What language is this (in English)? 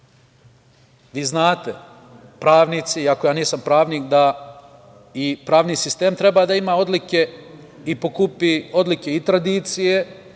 Serbian